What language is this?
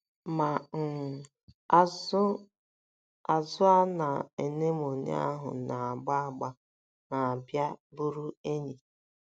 Igbo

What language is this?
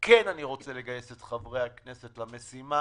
Hebrew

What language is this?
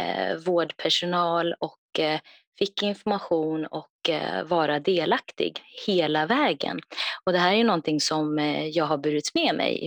Swedish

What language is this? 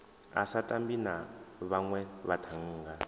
Venda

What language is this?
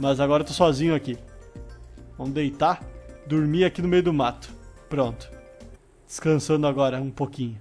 Portuguese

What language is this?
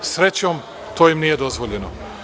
Serbian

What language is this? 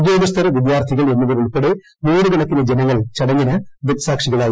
Malayalam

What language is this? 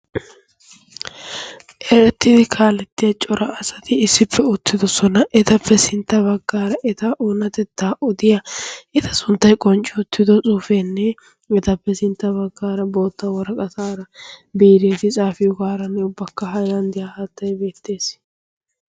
Wolaytta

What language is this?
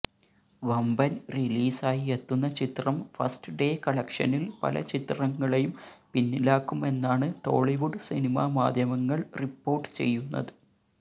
Malayalam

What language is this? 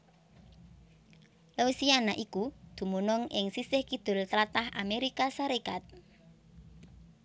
Javanese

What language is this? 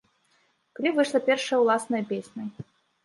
Belarusian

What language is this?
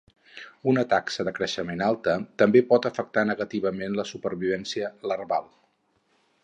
Catalan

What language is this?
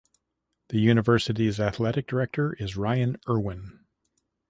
English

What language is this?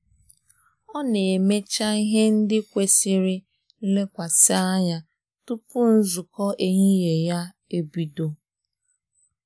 Igbo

